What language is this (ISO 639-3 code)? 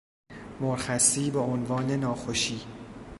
fas